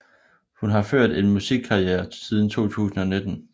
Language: Danish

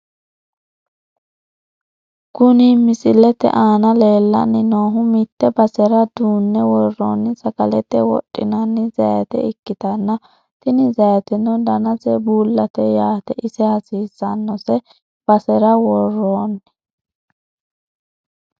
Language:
Sidamo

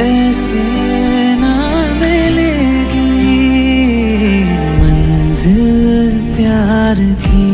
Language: Korean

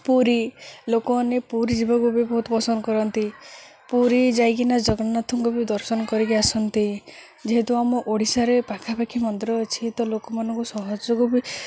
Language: Odia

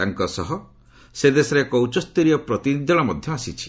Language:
Odia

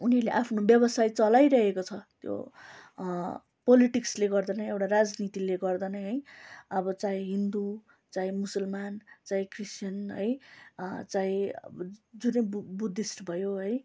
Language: Nepali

